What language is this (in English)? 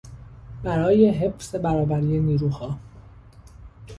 Persian